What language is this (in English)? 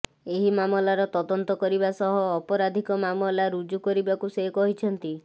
Odia